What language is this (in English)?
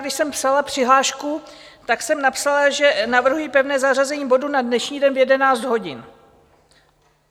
Czech